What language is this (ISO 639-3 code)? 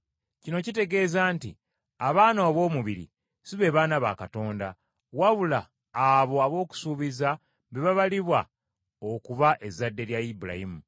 lug